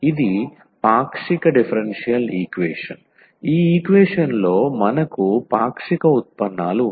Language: Telugu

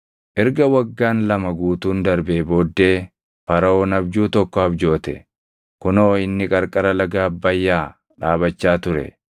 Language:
Oromo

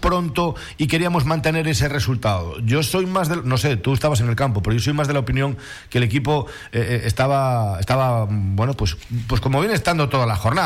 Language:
Spanish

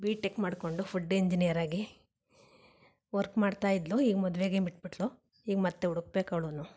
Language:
Kannada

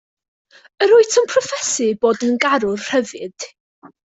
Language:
Welsh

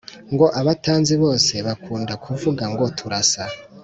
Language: Kinyarwanda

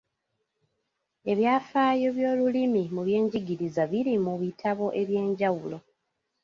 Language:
Ganda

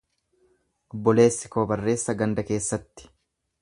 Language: Oromo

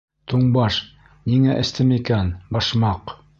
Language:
Bashkir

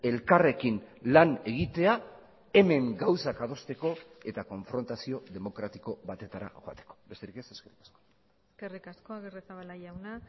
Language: Basque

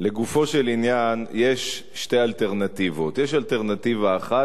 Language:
Hebrew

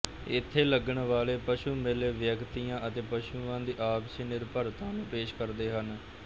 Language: Punjabi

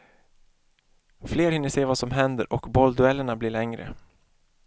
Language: Swedish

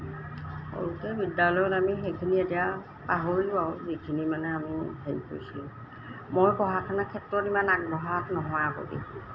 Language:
Assamese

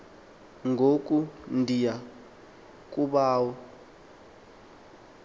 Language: Xhosa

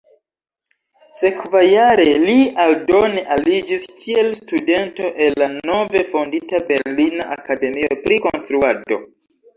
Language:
Esperanto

